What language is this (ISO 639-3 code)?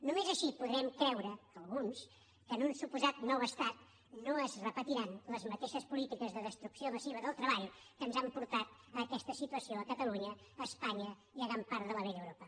cat